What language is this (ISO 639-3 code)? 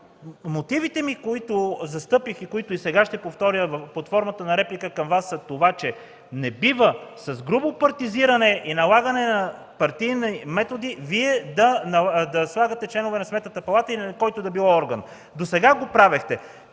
bul